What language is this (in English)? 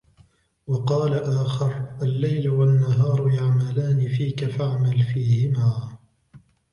Arabic